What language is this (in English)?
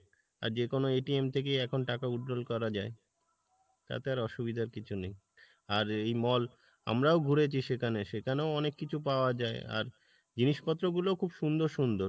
Bangla